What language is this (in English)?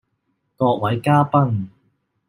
Cantonese